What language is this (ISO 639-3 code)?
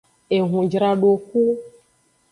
ajg